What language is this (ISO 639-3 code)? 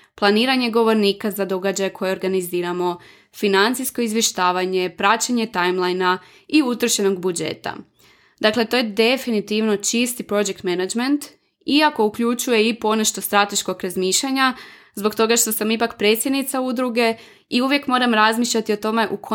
hrv